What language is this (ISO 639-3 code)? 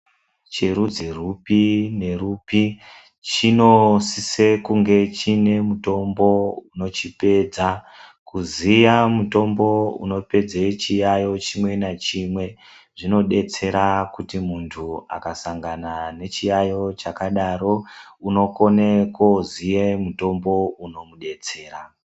ndc